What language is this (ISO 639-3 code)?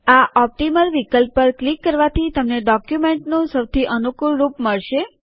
guj